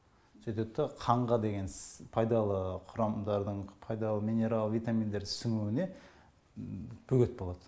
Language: Kazakh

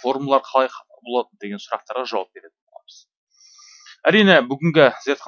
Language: Turkish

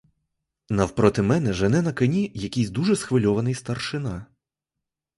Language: Ukrainian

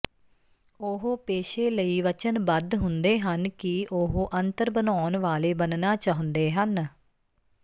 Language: Punjabi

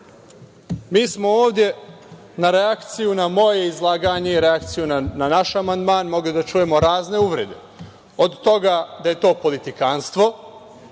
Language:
Serbian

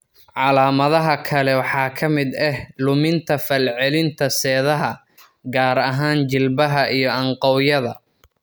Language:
Somali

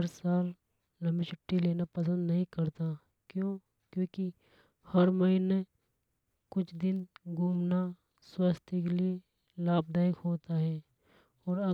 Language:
Hadothi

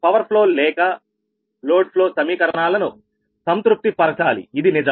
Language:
Telugu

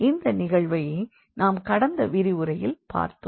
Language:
Tamil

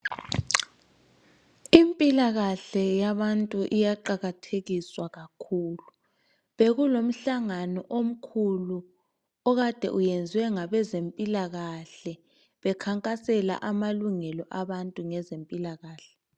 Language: North Ndebele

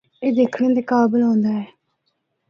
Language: Northern Hindko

